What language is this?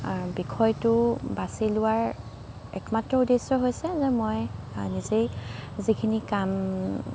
Assamese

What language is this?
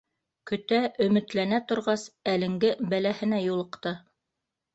Bashkir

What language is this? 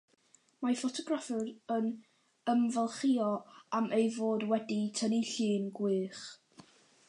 Welsh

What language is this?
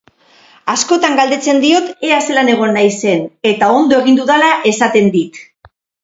Basque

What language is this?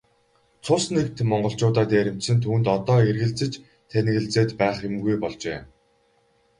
Mongolian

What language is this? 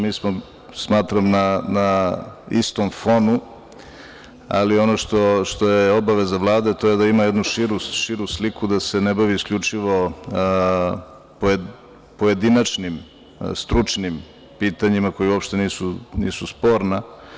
Serbian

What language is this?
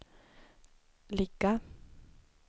Swedish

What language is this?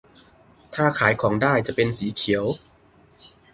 Thai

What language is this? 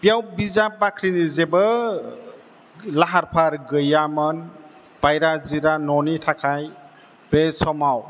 Bodo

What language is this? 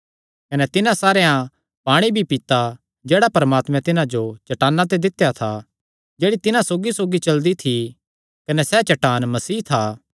Kangri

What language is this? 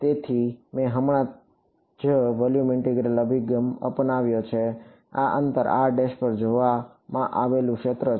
Gujarati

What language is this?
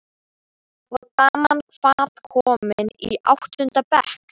Icelandic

